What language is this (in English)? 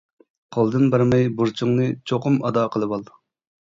Uyghur